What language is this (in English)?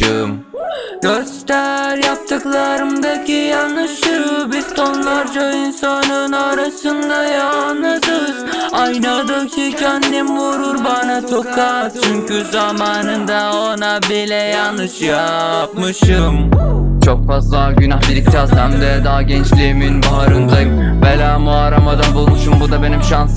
Turkish